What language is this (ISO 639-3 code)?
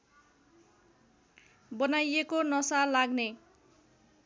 nep